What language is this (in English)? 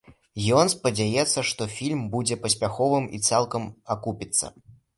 Belarusian